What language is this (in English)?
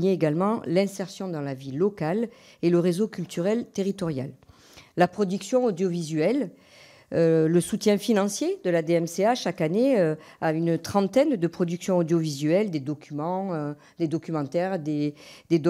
French